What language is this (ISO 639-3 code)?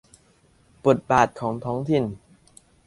tha